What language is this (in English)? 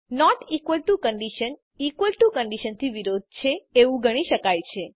Gujarati